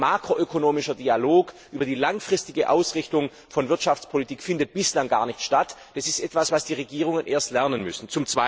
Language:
German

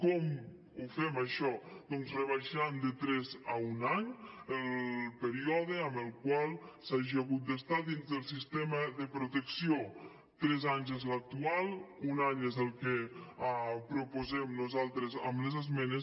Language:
Catalan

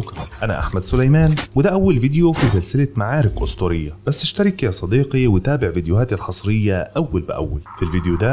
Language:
Arabic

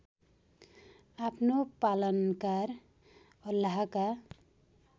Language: Nepali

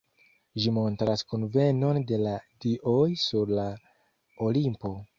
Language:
Esperanto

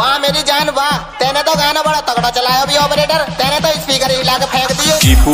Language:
Arabic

